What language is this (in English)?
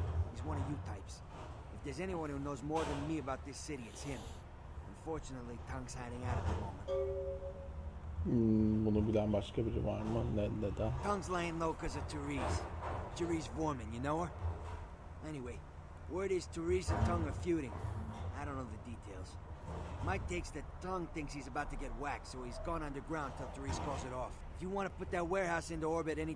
Turkish